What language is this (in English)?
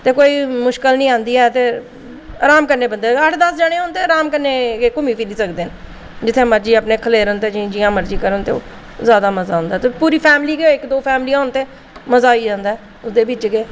Dogri